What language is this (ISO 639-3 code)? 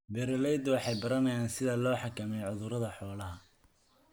som